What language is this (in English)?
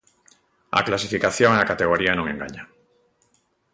Galician